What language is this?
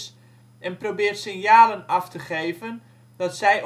Dutch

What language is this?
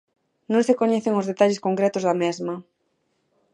Galician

